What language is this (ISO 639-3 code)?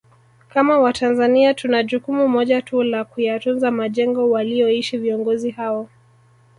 swa